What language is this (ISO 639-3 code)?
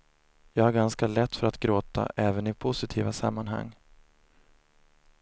swe